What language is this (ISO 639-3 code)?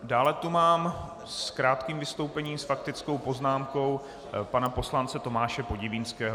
ces